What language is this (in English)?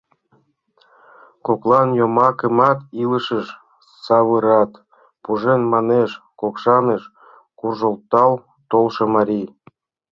Mari